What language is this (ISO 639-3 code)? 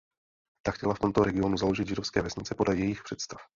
ces